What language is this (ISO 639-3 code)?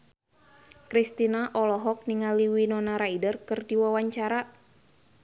sun